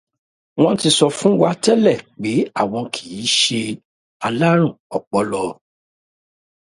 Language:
Yoruba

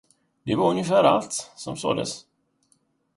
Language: Swedish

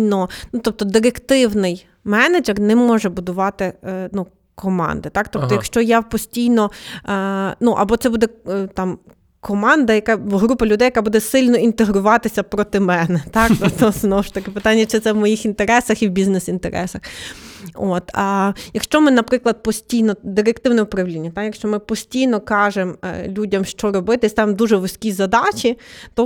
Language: Ukrainian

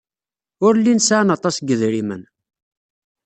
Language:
Kabyle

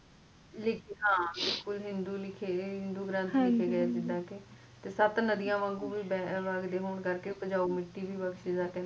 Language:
Punjabi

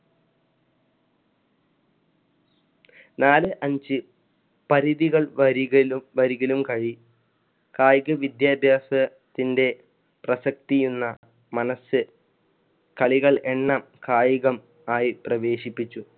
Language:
Malayalam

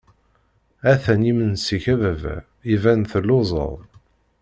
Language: Kabyle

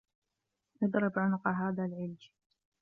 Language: Arabic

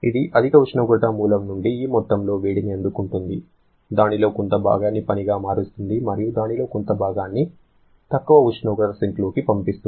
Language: Telugu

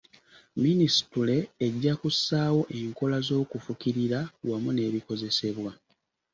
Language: Ganda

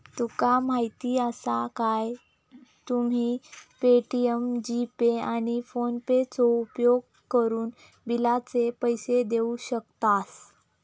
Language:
Marathi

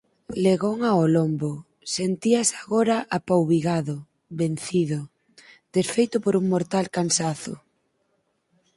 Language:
Galician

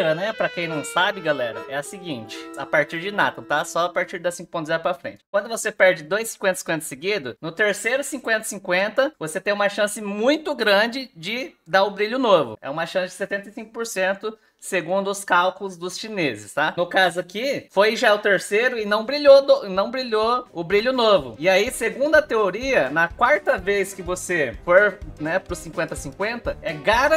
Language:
Portuguese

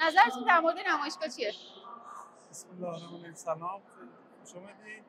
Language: Persian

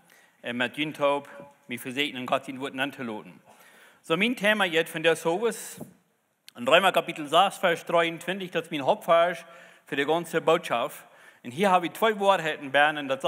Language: German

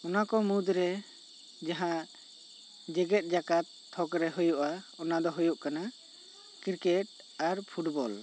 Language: Santali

